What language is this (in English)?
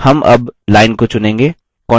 Hindi